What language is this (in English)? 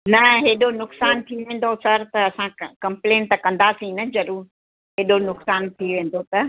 Sindhi